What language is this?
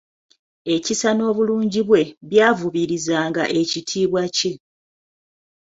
Ganda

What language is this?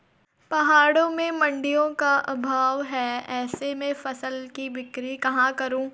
Hindi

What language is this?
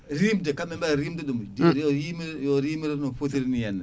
Fula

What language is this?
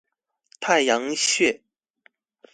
Chinese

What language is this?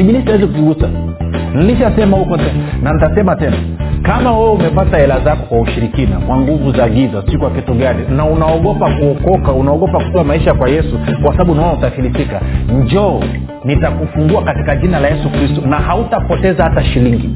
Swahili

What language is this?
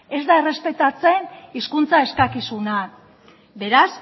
Basque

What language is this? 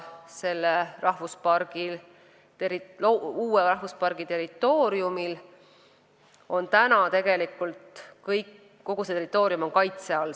Estonian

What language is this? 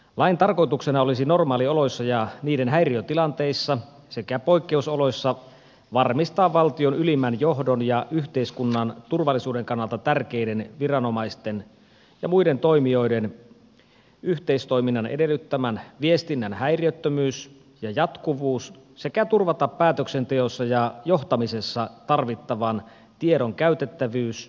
Finnish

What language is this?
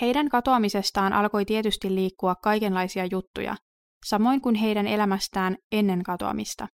Finnish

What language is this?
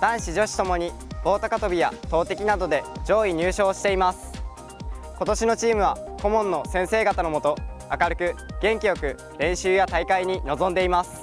Japanese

